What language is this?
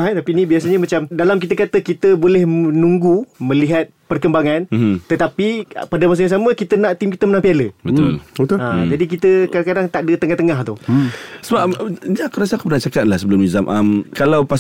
Malay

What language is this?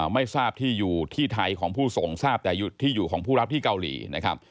Thai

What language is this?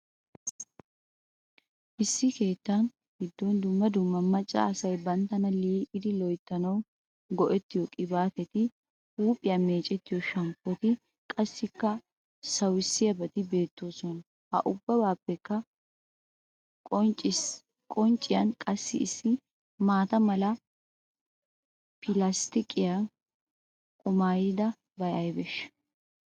Wolaytta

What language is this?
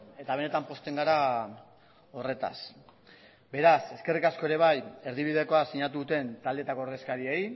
Basque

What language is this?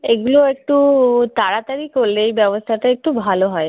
Bangla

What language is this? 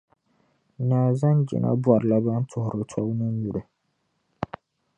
Dagbani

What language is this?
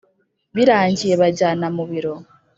Kinyarwanda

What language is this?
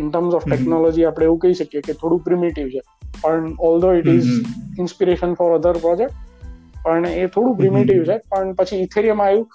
Gujarati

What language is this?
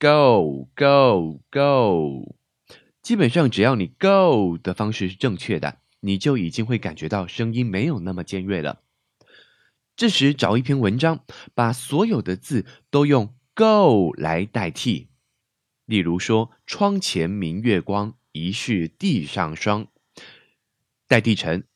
Chinese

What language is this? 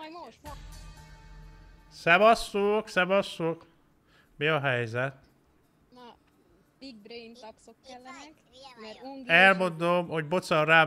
Hungarian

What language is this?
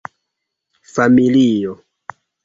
Esperanto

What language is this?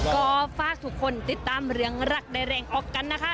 Thai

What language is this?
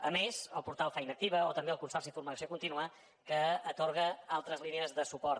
Catalan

